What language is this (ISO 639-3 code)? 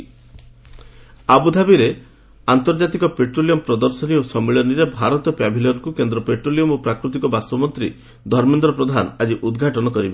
ori